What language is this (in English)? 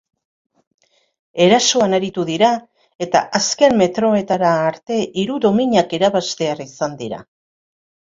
Basque